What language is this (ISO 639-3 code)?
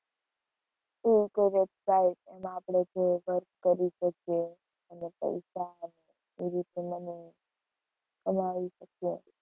guj